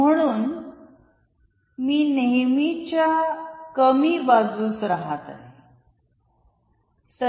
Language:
Marathi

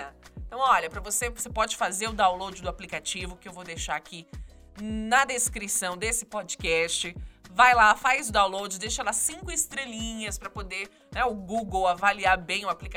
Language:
Portuguese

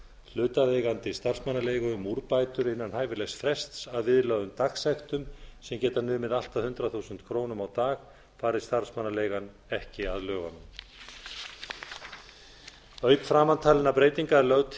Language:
Icelandic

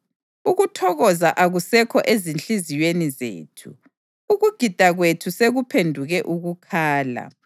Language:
North Ndebele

